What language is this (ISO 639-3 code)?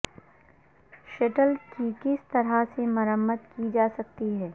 urd